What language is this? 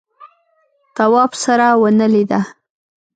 Pashto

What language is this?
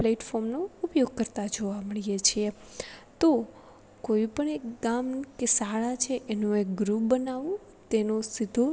Gujarati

